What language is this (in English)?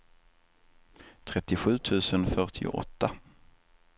Swedish